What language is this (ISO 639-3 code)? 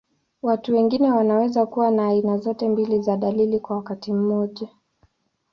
swa